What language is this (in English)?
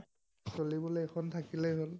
Assamese